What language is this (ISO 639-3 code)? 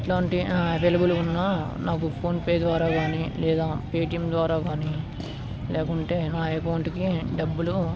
tel